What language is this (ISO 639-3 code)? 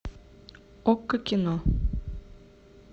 rus